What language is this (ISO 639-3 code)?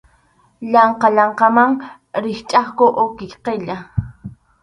qxu